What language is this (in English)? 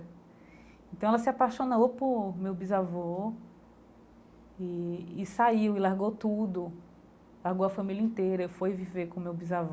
Portuguese